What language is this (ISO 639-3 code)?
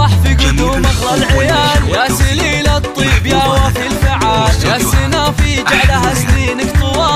ara